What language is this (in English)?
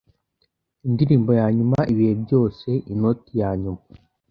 Kinyarwanda